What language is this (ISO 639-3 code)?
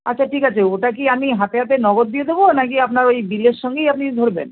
ben